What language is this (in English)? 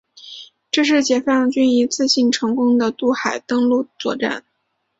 Chinese